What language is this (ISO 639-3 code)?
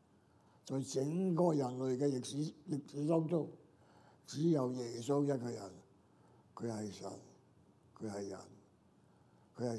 zho